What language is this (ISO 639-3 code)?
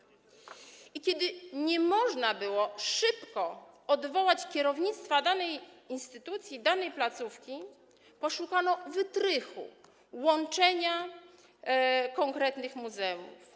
pol